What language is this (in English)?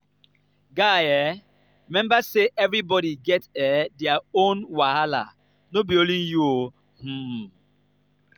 Nigerian Pidgin